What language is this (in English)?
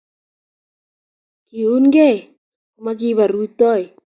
Kalenjin